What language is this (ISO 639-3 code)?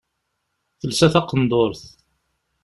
kab